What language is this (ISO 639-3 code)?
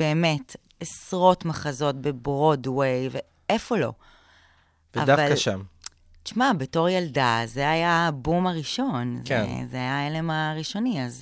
heb